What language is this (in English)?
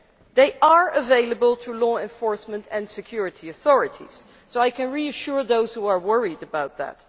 English